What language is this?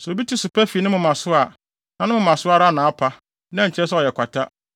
Akan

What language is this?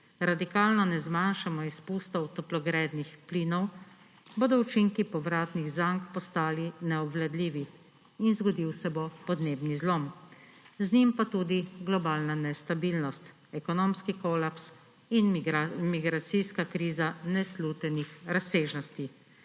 Slovenian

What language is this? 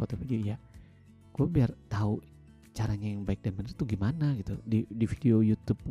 Indonesian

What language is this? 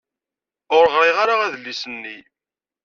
Kabyle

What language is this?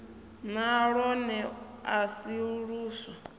Venda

